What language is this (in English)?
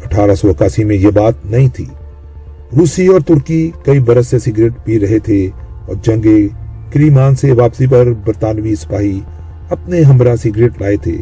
Urdu